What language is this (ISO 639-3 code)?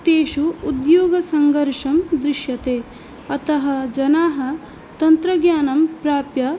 san